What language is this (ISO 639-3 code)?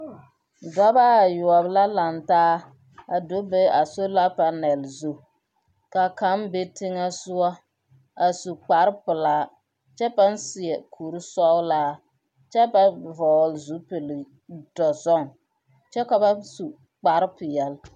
dga